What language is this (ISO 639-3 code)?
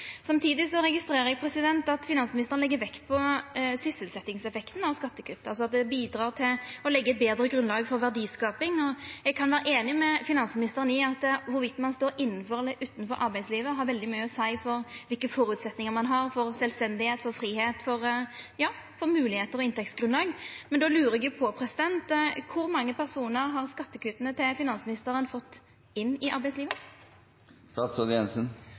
nno